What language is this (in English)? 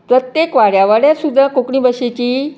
Konkani